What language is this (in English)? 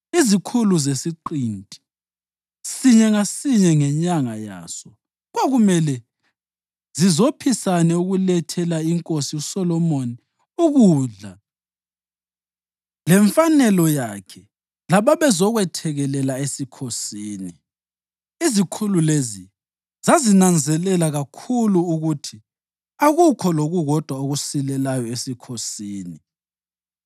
North Ndebele